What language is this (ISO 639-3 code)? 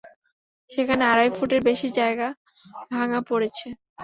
ben